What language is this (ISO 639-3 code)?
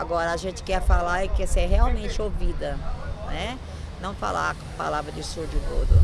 por